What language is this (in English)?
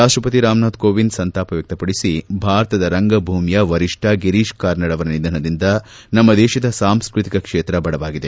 Kannada